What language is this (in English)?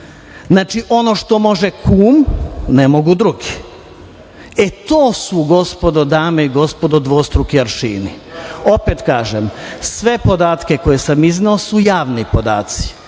Serbian